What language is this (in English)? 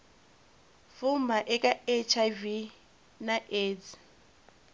Tsonga